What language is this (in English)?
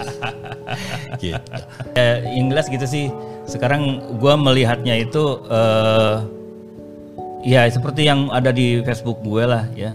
Indonesian